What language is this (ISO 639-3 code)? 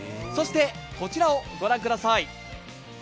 jpn